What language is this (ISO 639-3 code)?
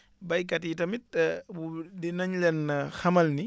wol